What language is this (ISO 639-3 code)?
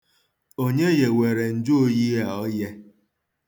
ibo